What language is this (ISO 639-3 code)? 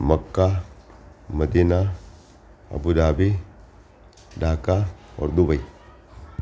guj